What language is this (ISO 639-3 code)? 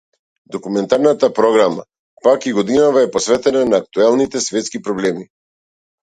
mkd